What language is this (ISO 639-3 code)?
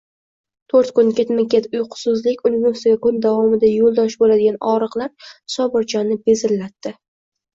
uzb